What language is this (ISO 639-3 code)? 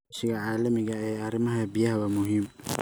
som